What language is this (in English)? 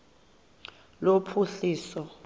Xhosa